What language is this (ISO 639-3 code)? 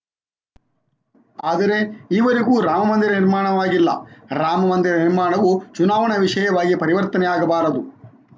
kan